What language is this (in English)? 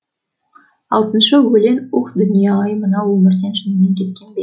Kazakh